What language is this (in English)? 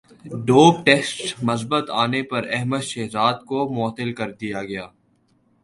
Urdu